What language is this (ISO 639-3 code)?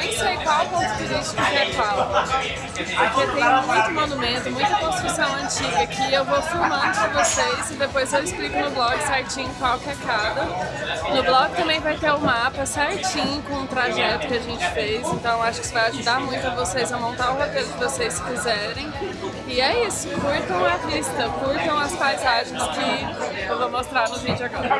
por